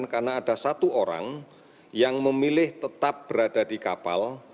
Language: Indonesian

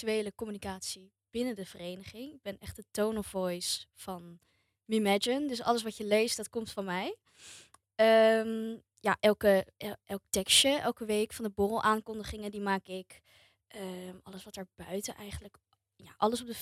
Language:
Dutch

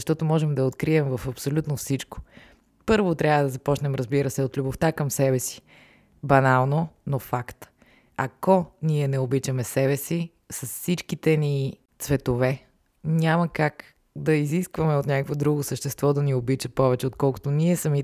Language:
Bulgarian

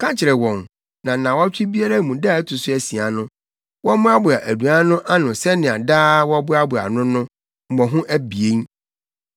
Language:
Akan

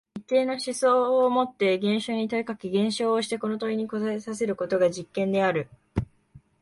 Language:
Japanese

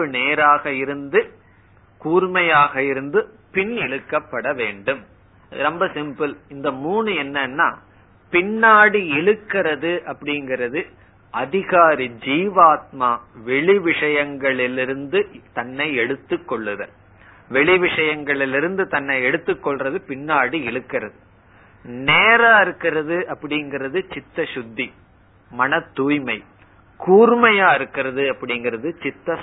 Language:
Tamil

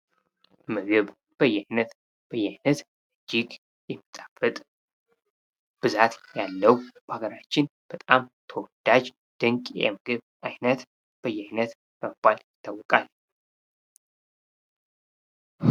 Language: Amharic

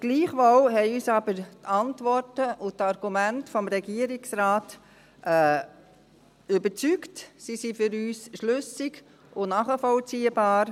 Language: Swiss German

